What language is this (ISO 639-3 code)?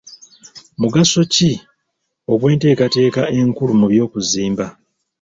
lug